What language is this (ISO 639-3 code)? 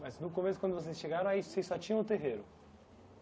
por